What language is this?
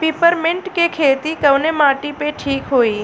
Bhojpuri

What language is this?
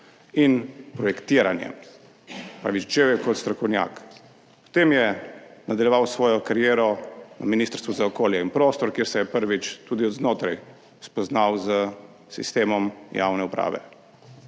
Slovenian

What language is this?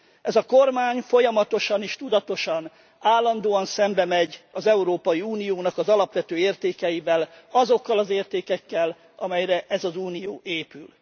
Hungarian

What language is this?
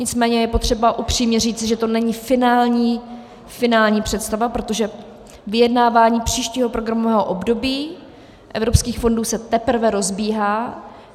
Czech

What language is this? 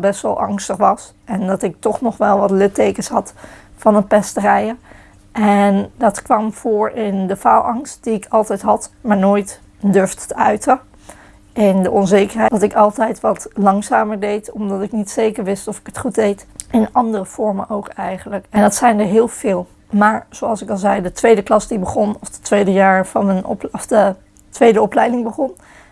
Dutch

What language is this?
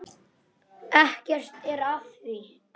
Icelandic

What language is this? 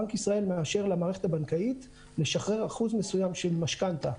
Hebrew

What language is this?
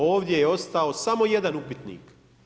Croatian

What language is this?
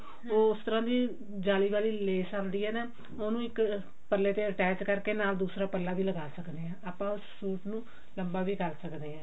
Punjabi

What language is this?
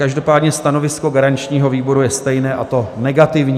Czech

